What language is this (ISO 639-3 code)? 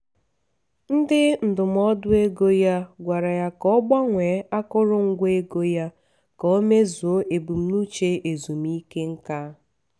ibo